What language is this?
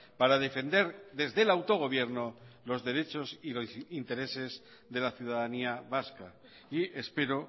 Spanish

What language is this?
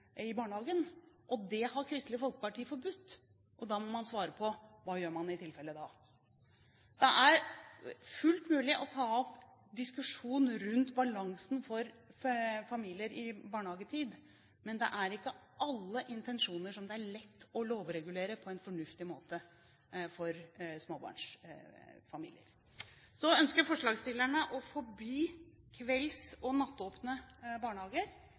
Norwegian Bokmål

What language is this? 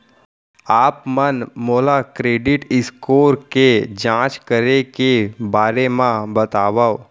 Chhattisgarhi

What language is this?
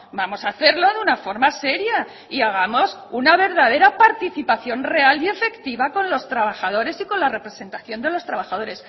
Spanish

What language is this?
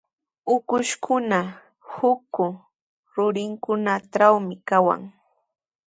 Sihuas Ancash Quechua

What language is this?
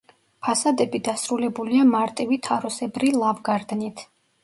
Georgian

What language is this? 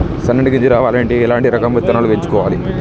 Telugu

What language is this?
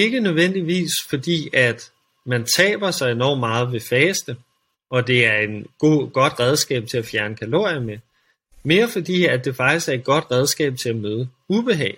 Danish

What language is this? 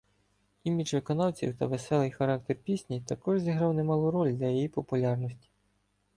Ukrainian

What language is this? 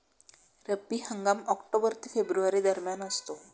Marathi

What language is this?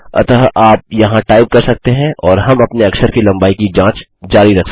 Hindi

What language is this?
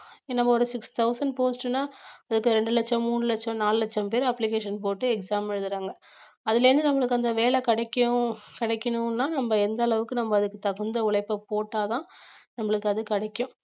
Tamil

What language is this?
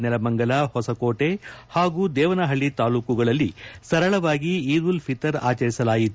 Kannada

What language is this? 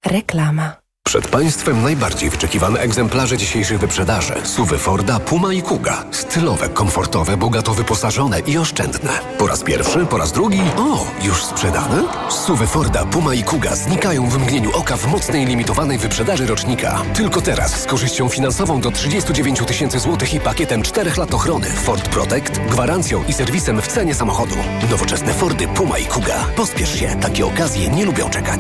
Polish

